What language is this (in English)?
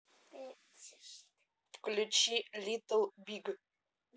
Russian